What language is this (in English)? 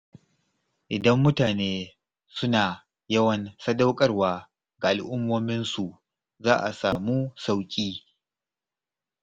Hausa